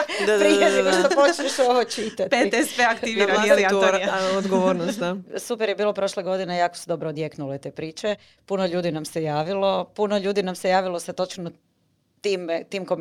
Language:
Croatian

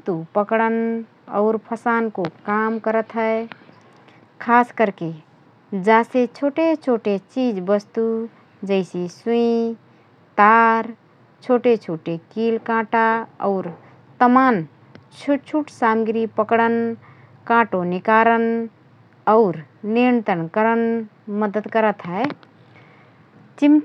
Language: Rana Tharu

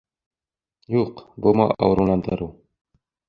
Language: Bashkir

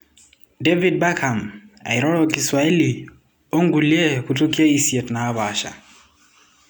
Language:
Masai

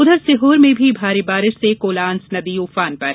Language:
Hindi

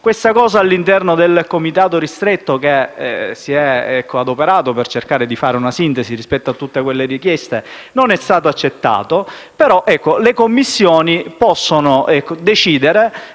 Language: Italian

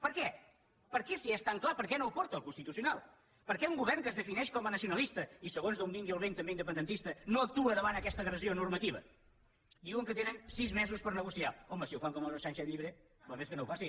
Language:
Catalan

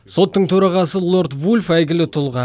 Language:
Kazakh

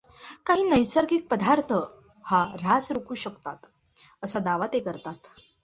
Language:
Marathi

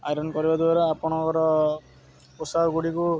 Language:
Odia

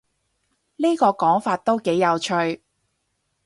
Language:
Cantonese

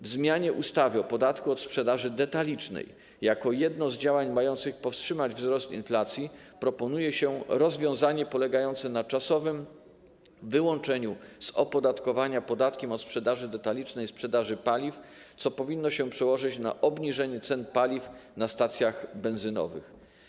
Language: Polish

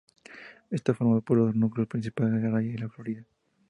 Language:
Spanish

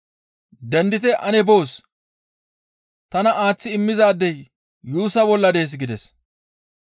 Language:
Gamo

